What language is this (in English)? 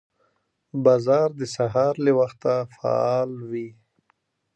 Pashto